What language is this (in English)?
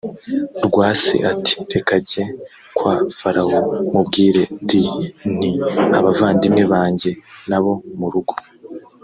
Kinyarwanda